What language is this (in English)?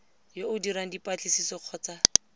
Tswana